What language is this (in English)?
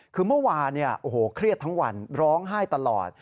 Thai